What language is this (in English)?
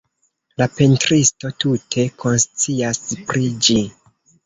Esperanto